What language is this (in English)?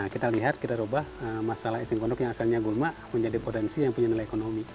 Indonesian